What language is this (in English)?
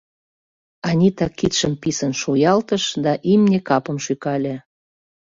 Mari